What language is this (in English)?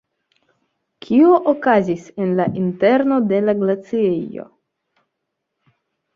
Esperanto